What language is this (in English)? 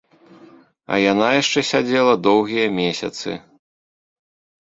Belarusian